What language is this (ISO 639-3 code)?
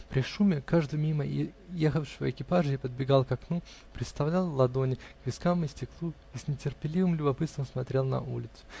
rus